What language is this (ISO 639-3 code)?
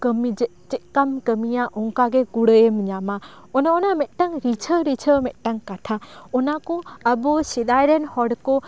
sat